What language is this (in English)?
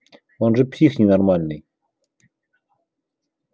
Russian